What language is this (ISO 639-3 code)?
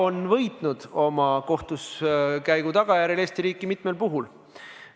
est